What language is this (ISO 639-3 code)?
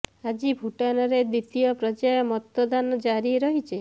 ori